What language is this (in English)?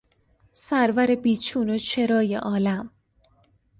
Persian